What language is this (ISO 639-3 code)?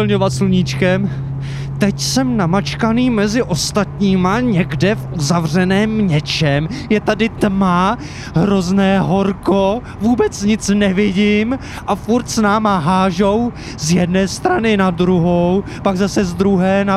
ces